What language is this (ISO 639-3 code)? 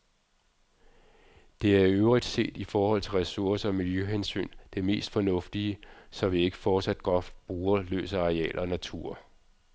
dan